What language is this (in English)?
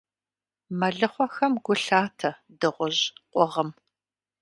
Kabardian